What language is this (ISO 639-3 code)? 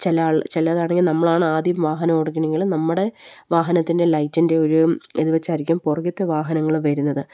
mal